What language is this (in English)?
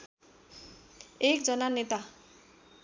Nepali